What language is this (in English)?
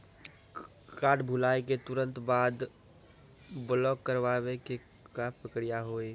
Maithili